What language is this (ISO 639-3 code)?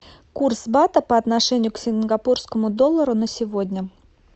rus